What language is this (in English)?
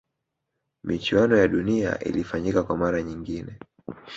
Swahili